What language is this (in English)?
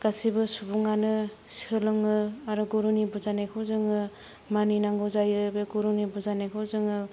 Bodo